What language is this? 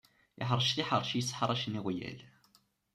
Kabyle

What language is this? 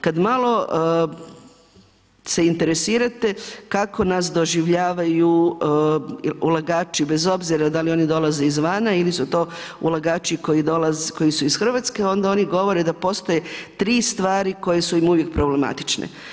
Croatian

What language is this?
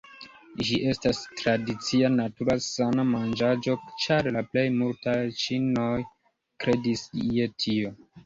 Esperanto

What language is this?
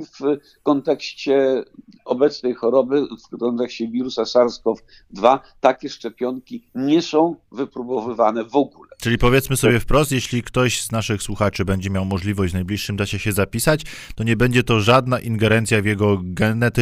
Polish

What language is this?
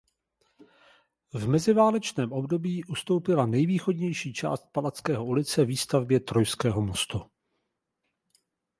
Czech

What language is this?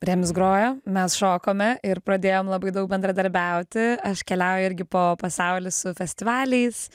Lithuanian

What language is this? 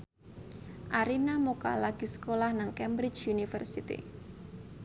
Javanese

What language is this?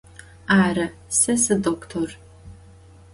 Adyghe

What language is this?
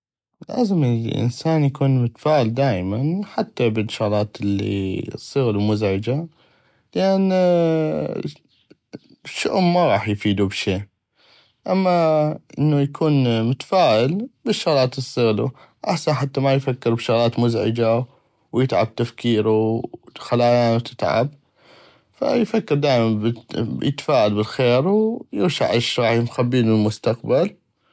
North Mesopotamian Arabic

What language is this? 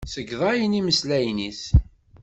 Kabyle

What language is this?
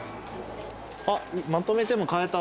Japanese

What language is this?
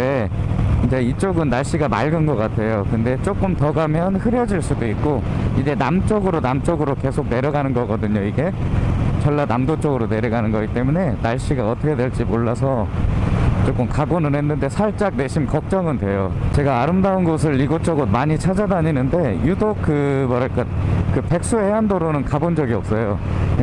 Korean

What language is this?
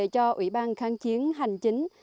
Vietnamese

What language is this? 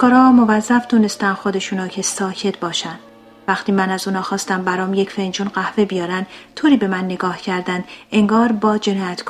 Persian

